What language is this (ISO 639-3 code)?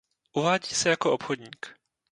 ces